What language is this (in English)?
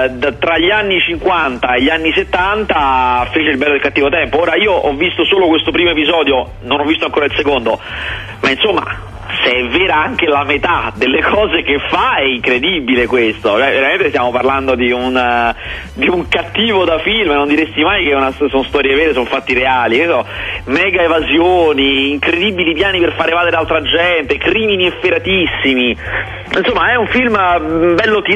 Italian